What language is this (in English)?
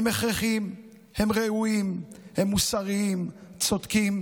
Hebrew